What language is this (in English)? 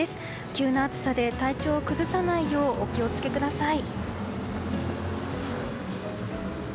Japanese